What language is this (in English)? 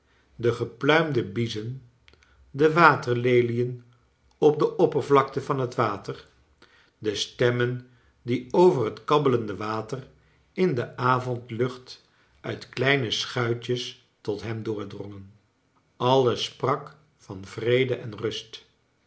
Dutch